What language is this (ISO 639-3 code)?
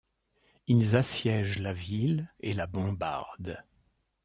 fra